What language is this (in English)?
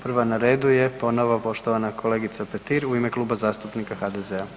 Croatian